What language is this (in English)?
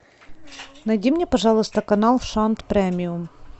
Russian